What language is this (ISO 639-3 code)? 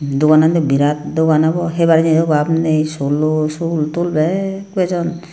ccp